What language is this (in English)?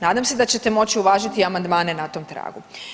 Croatian